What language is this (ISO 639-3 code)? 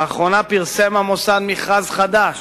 heb